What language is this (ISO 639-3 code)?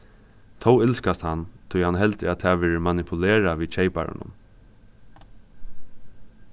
fao